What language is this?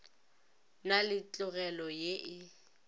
Northern Sotho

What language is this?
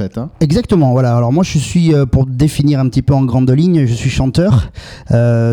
French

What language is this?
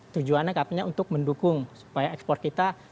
Indonesian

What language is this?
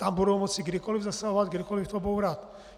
Czech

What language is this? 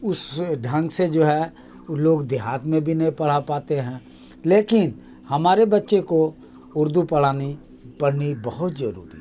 Urdu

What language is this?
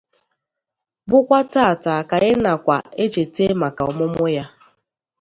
Igbo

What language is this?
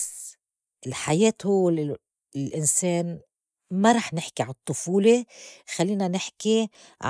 North Levantine Arabic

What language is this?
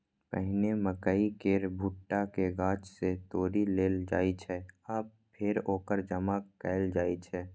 Maithili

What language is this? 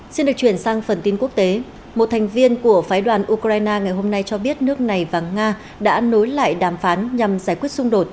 Vietnamese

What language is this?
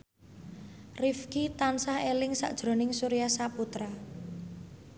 Javanese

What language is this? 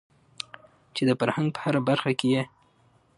Pashto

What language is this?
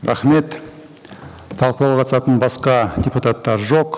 Kazakh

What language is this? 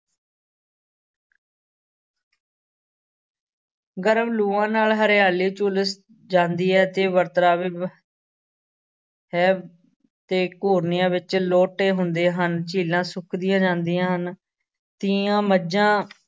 Punjabi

